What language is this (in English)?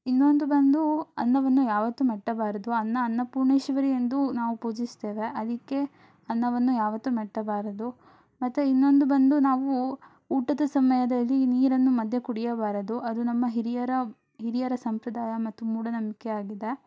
Kannada